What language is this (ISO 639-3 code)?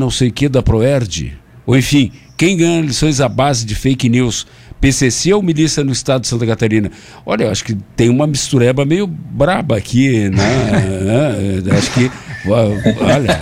por